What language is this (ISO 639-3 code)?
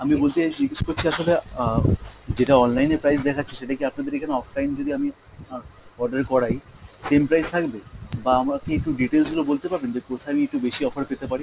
ben